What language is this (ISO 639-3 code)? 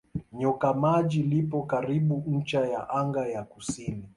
swa